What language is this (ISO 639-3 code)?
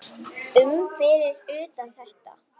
isl